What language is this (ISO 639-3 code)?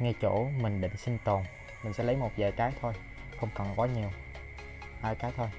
vie